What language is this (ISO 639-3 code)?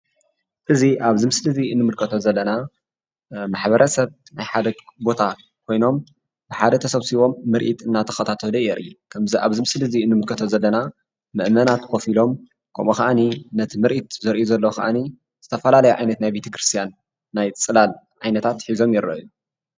tir